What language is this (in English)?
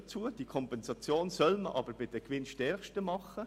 Swiss German